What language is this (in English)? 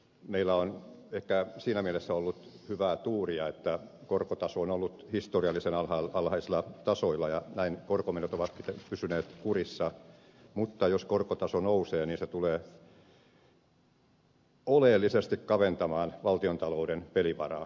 Finnish